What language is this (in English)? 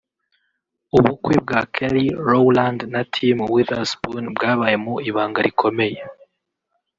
Kinyarwanda